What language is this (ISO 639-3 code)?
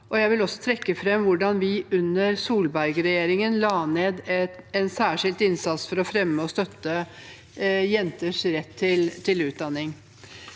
nor